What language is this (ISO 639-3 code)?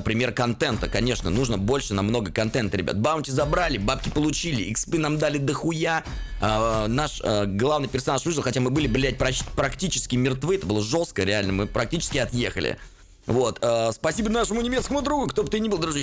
rus